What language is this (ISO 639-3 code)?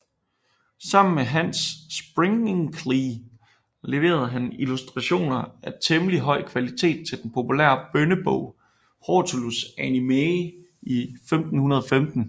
dan